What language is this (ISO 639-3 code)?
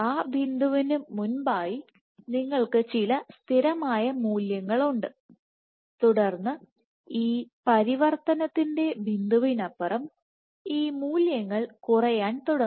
mal